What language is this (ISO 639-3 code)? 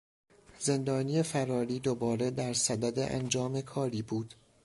fas